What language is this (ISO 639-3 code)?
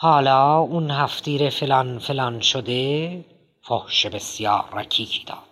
fas